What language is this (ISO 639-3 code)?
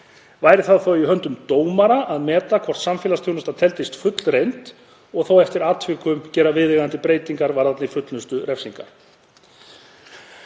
isl